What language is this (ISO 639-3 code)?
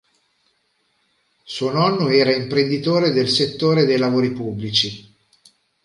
ita